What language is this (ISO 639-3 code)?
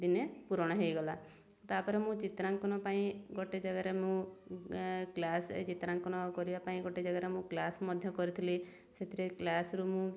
ori